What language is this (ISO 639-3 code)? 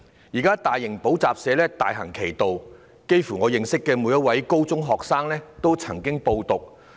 yue